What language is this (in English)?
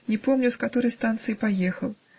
Russian